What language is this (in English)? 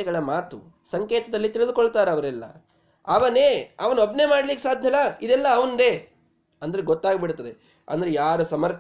Kannada